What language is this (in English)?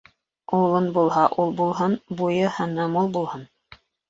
Bashkir